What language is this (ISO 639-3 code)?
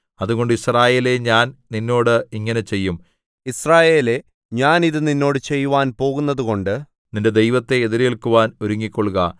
mal